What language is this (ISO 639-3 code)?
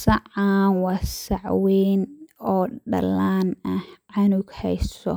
som